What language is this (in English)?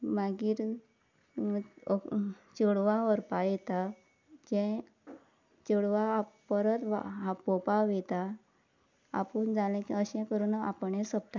Konkani